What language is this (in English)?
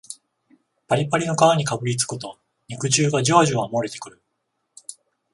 Japanese